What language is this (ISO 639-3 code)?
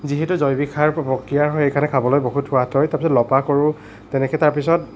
asm